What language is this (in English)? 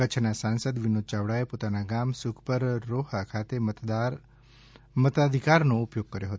Gujarati